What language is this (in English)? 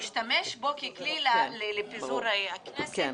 Hebrew